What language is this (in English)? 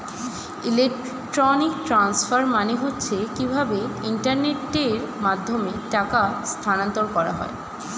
Bangla